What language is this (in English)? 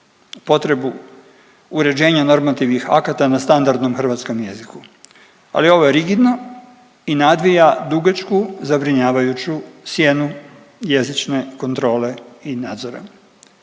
Croatian